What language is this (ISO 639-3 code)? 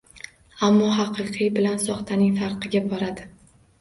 uzb